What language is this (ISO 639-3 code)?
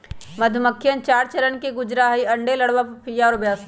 mag